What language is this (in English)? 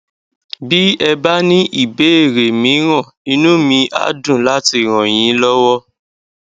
Yoruba